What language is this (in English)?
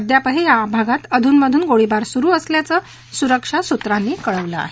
Marathi